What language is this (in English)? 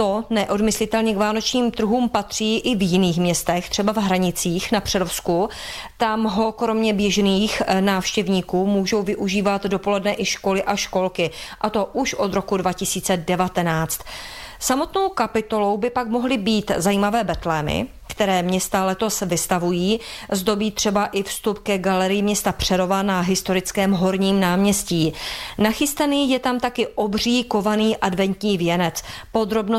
Czech